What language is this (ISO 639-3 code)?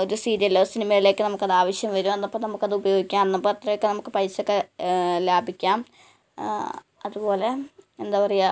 mal